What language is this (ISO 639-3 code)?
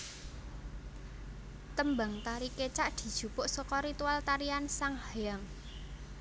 jav